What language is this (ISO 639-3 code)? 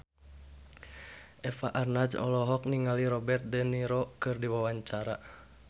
sun